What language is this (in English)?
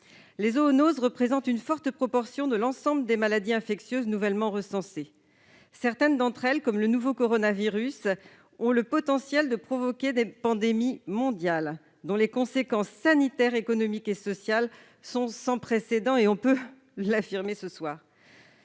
French